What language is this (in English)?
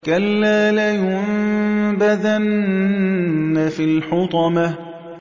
Arabic